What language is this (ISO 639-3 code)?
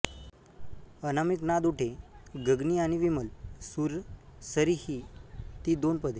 mar